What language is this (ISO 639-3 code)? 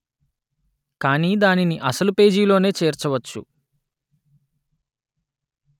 tel